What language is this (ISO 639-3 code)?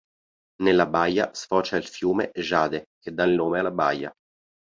ita